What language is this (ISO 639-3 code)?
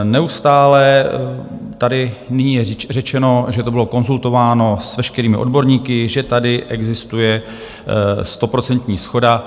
ces